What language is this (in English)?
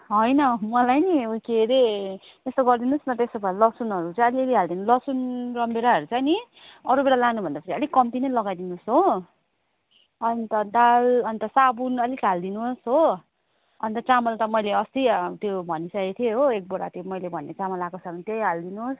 Nepali